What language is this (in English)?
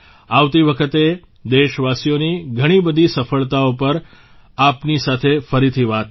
Gujarati